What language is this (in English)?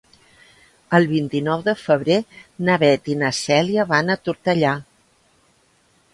Catalan